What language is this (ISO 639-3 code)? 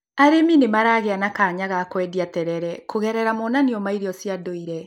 kik